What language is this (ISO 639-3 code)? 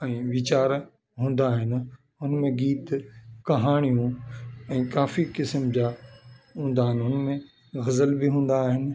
snd